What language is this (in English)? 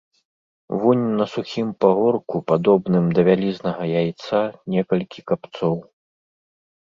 Belarusian